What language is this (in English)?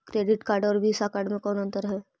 Magahi